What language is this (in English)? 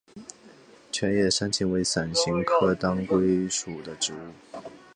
Chinese